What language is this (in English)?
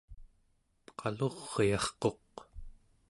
Central Yupik